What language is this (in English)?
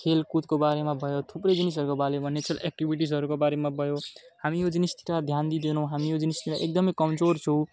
Nepali